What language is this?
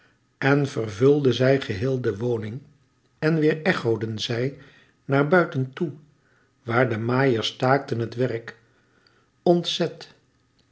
Dutch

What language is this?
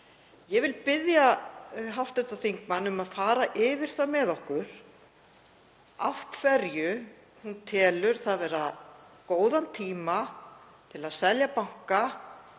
Icelandic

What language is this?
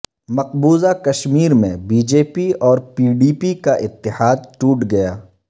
Urdu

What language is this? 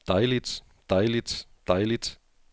Danish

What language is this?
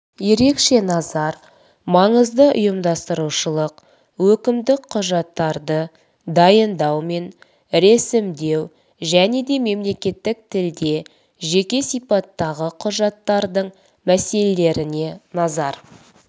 Kazakh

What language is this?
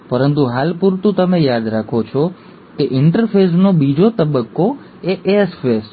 Gujarati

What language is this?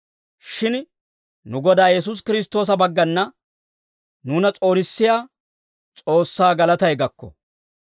Dawro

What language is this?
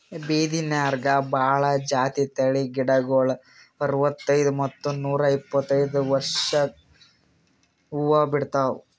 Kannada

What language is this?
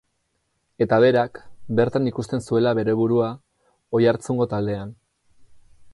Basque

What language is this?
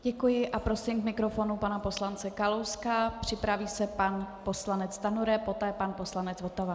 Czech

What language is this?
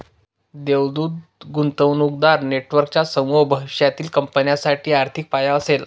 Marathi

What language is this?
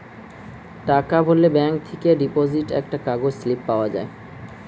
Bangla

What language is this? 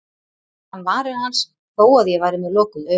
Icelandic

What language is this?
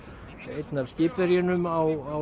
Icelandic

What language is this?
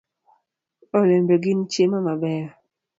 Luo (Kenya and Tanzania)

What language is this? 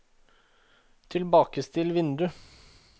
Norwegian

